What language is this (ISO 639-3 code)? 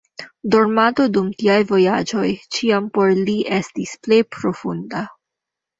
epo